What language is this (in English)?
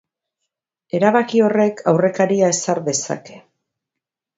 Basque